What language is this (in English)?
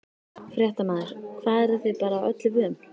Icelandic